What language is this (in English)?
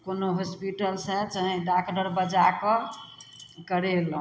Maithili